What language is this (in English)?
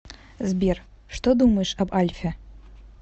Russian